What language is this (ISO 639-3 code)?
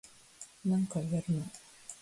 jpn